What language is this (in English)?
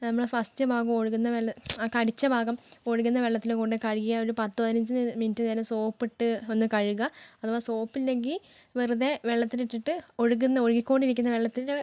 Malayalam